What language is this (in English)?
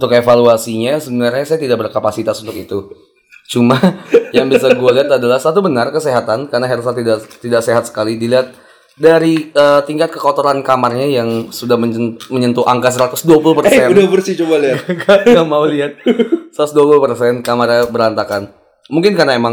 Indonesian